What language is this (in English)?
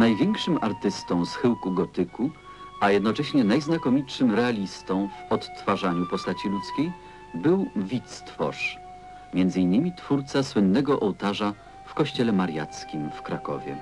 Polish